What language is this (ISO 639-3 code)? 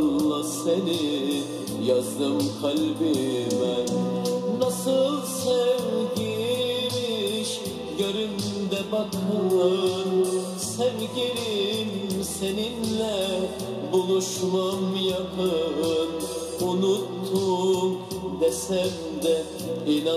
nld